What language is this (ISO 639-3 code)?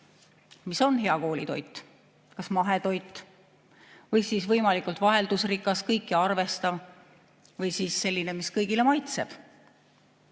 est